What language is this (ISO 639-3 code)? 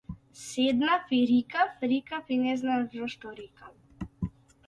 mkd